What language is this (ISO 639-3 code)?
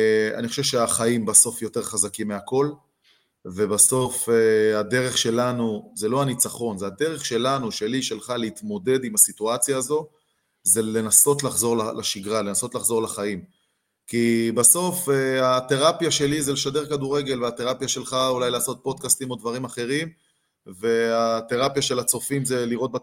heb